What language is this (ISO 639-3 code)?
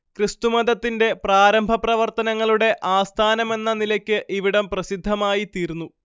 mal